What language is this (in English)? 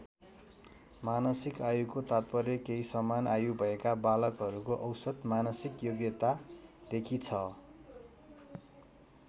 Nepali